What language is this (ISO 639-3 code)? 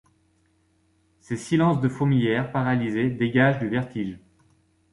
fra